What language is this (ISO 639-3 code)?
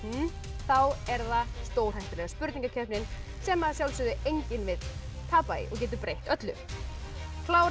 isl